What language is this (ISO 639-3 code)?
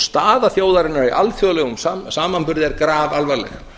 isl